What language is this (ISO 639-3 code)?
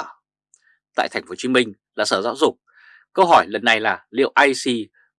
vie